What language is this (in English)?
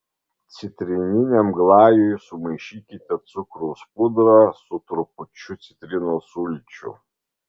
Lithuanian